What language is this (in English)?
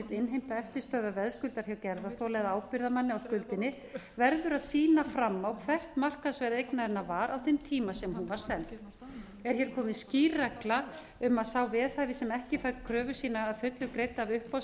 Icelandic